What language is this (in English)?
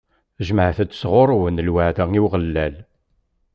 Kabyle